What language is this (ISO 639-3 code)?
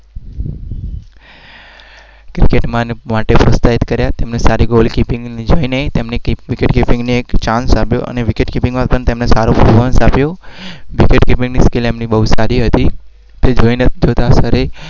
guj